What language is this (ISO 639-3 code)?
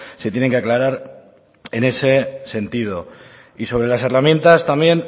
spa